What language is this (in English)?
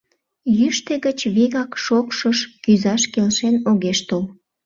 Mari